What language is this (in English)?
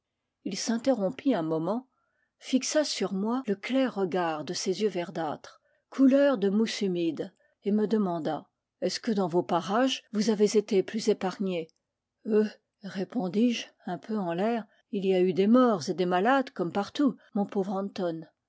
French